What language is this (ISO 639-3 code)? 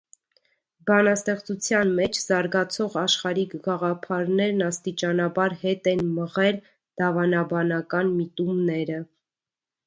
hye